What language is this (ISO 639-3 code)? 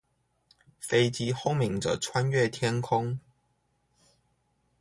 zho